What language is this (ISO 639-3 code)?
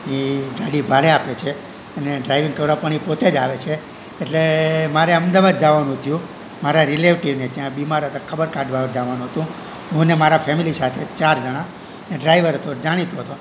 guj